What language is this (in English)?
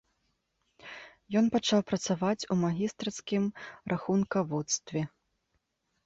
Belarusian